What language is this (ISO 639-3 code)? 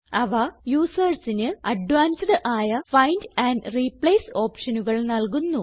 mal